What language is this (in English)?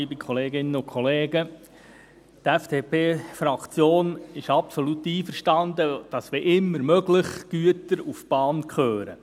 Swiss German